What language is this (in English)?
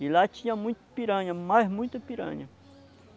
Portuguese